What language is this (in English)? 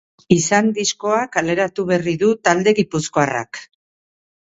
Basque